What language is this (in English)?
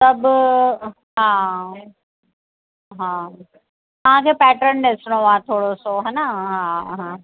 Sindhi